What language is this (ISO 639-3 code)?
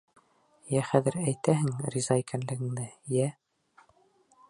bak